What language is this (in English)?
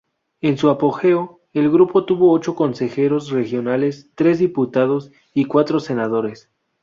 Spanish